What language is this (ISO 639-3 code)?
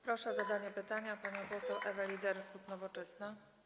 pol